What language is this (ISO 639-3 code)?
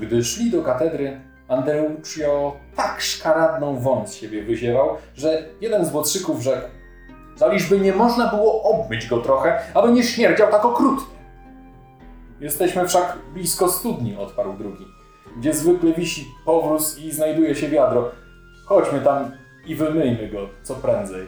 pol